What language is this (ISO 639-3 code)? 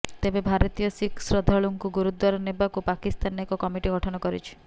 ori